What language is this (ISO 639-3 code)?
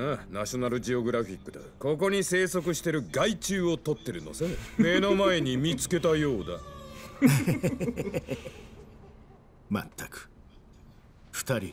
jpn